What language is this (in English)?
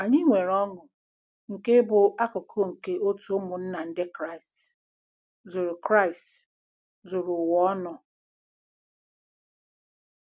Igbo